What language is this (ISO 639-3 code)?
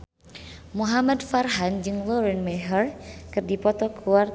sun